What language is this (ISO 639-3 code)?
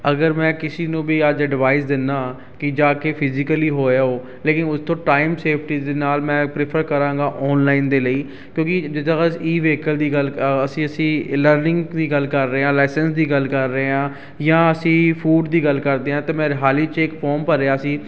pan